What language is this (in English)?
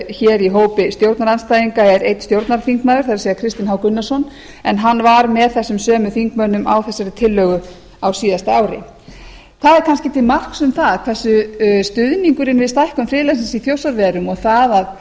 Icelandic